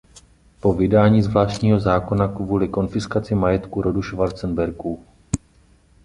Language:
Czech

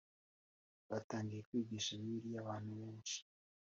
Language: Kinyarwanda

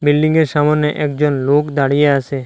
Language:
Bangla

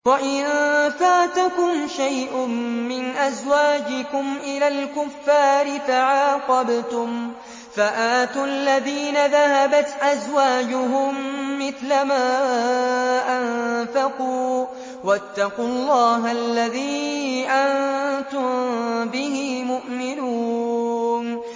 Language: Arabic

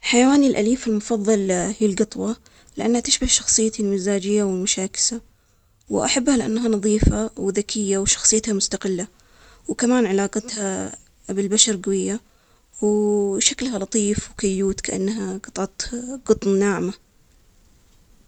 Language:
Omani Arabic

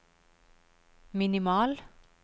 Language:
Norwegian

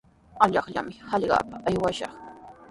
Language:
Sihuas Ancash Quechua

